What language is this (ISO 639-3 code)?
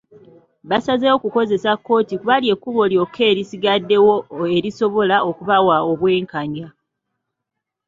lug